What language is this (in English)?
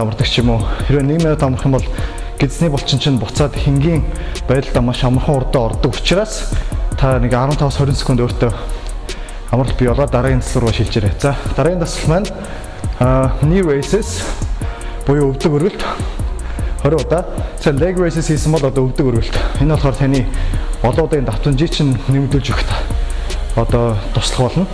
Korean